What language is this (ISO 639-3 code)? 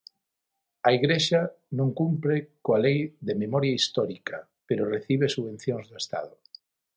glg